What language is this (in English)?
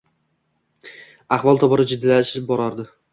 Uzbek